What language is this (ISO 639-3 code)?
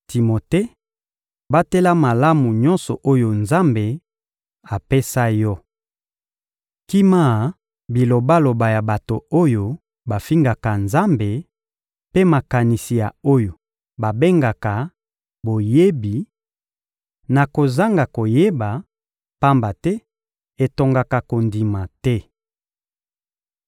lin